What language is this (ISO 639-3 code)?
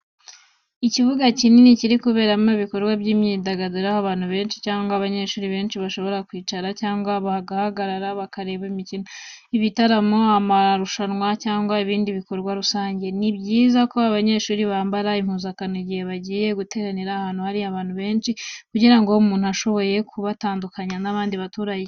kin